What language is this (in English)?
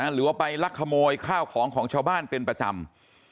Thai